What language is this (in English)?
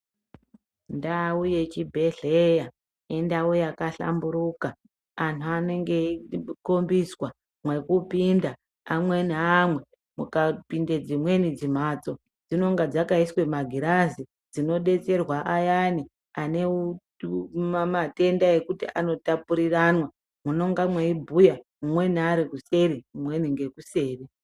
Ndau